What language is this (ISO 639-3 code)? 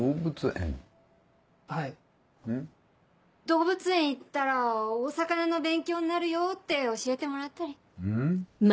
jpn